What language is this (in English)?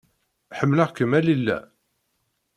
Kabyle